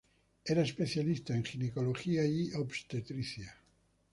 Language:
Spanish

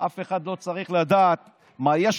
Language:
Hebrew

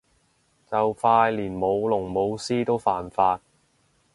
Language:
Cantonese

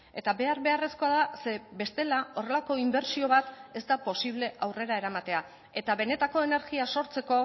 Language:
Basque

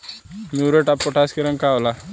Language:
Bhojpuri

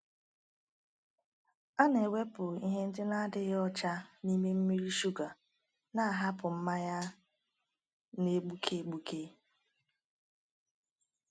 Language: Igbo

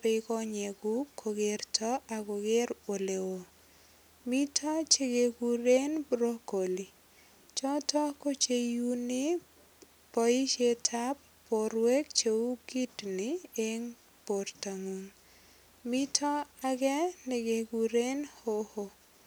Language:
Kalenjin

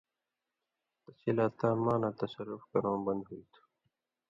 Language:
Indus Kohistani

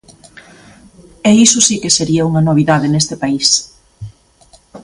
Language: Galician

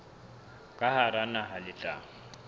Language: Southern Sotho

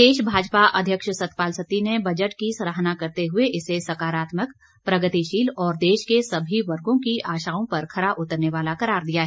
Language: Hindi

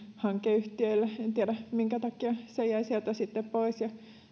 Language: Finnish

